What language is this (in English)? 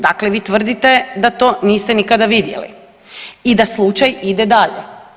Croatian